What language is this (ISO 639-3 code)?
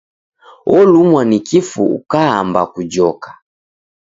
dav